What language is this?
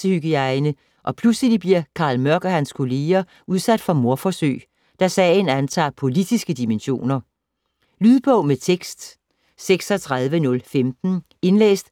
Danish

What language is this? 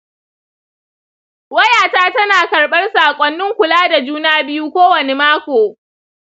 Hausa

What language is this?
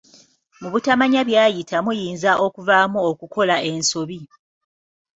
Ganda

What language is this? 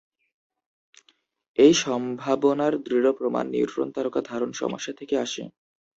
Bangla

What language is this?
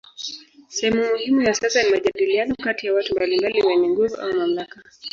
Swahili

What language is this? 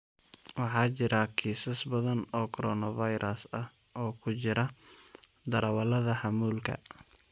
Somali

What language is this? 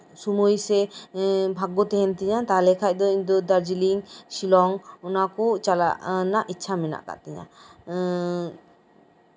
Santali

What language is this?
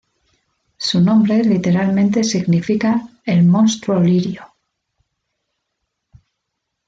Spanish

